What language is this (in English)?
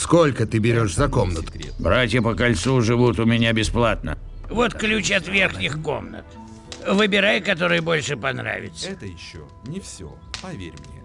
Russian